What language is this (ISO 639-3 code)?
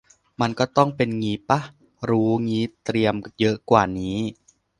tha